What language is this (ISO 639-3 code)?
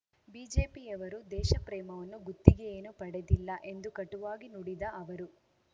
kan